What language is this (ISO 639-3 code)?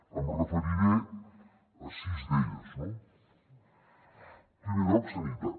cat